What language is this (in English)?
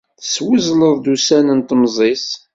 Kabyle